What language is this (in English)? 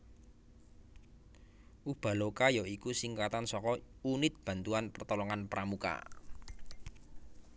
Javanese